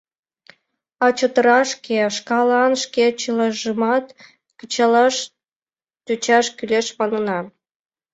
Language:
Mari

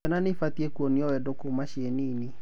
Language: Kikuyu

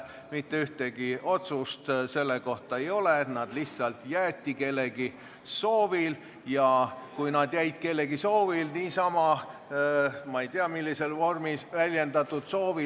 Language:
Estonian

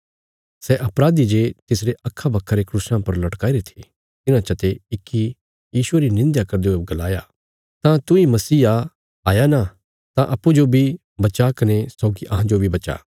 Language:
Bilaspuri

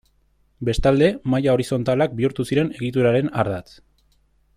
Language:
Basque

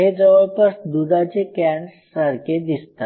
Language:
Marathi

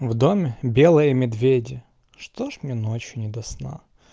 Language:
Russian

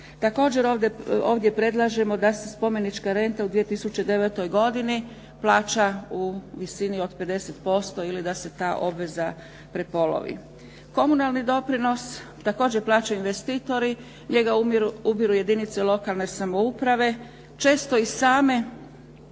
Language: Croatian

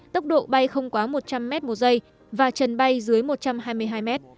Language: Vietnamese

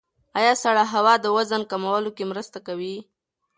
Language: Pashto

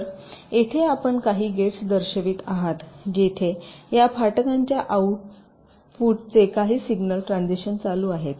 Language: Marathi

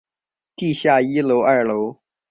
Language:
Chinese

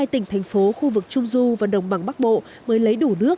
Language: Vietnamese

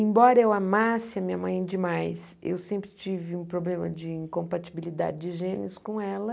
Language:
Portuguese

